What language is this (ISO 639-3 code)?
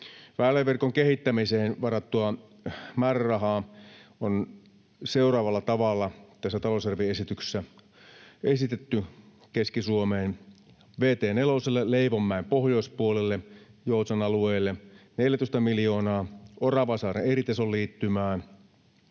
fin